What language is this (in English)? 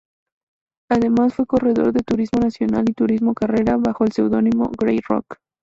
Spanish